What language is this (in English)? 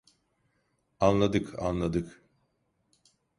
Turkish